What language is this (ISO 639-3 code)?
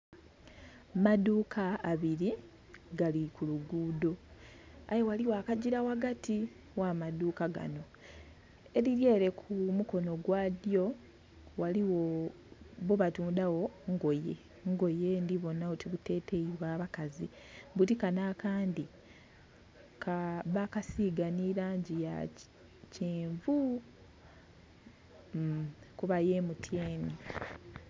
xog